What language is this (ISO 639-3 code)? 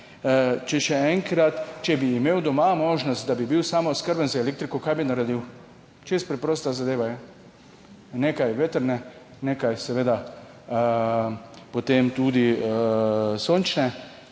slv